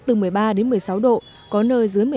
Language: Vietnamese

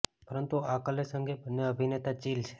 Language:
Gujarati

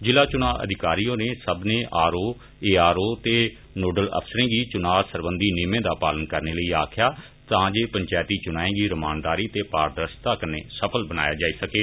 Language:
Dogri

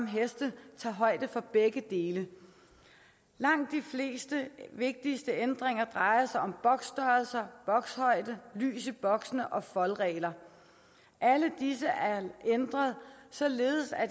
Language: Danish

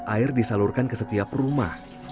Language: Indonesian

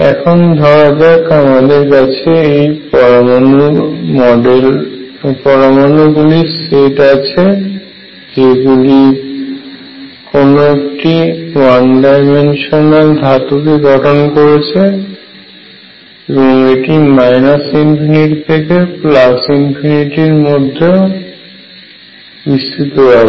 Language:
Bangla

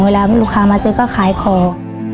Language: Thai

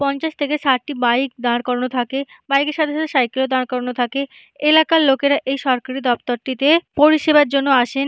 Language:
Bangla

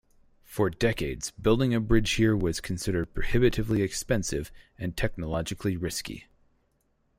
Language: English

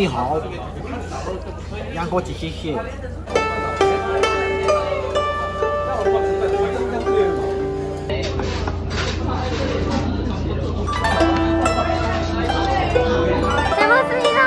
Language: Korean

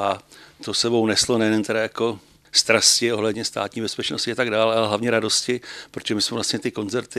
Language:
Czech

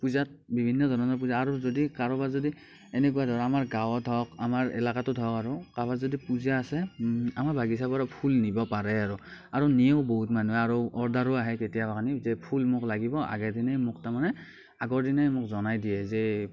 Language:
Assamese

